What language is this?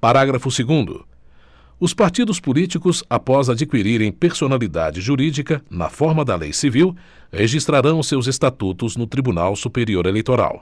Portuguese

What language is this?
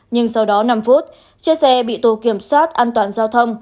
Vietnamese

